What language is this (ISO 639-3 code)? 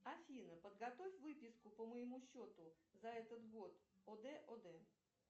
rus